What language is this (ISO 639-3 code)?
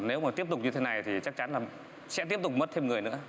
vie